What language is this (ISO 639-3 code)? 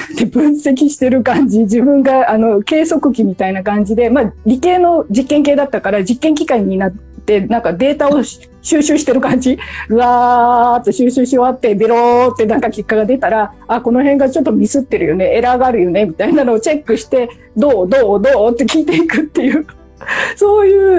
jpn